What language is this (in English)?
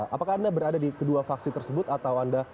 Indonesian